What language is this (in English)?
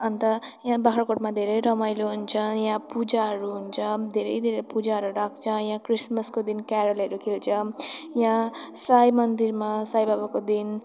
Nepali